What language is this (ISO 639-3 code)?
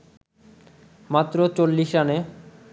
ben